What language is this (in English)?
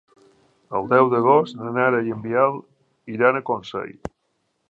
Catalan